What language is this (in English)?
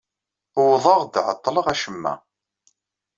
Kabyle